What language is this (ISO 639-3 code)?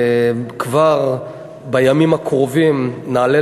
heb